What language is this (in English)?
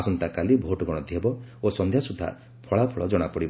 Odia